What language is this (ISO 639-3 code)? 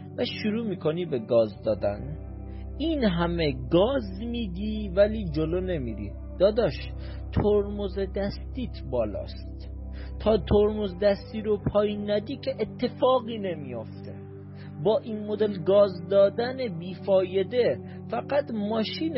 fas